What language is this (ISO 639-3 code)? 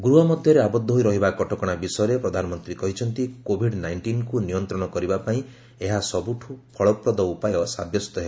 ori